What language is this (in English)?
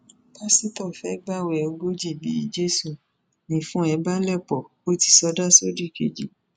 Yoruba